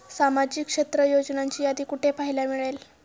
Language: Marathi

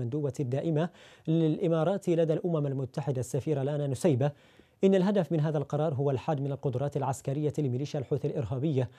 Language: Arabic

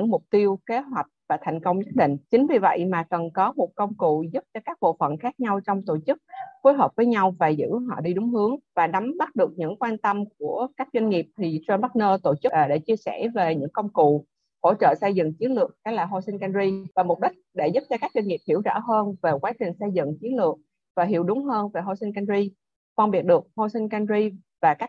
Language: Vietnamese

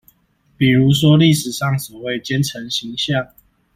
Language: Chinese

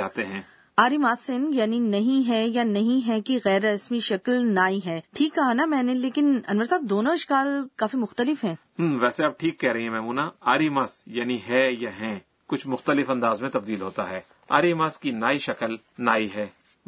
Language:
Urdu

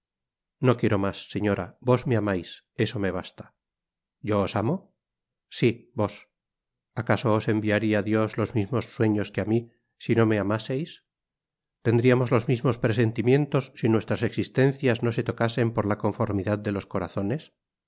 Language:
Spanish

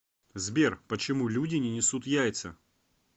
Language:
Russian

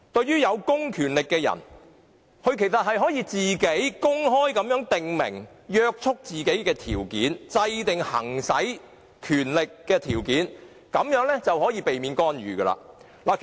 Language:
Cantonese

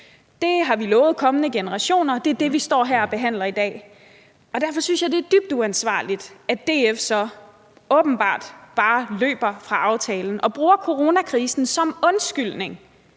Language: Danish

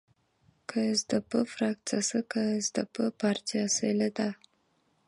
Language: Kyrgyz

